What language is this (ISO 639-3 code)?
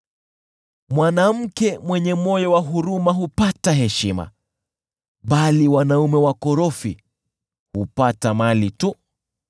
swa